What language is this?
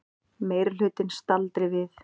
Icelandic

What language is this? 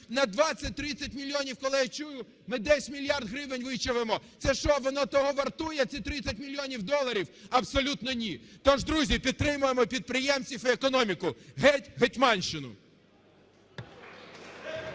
Ukrainian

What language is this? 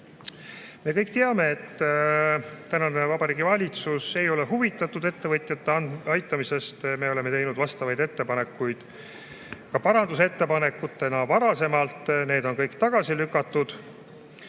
Estonian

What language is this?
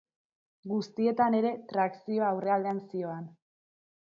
Basque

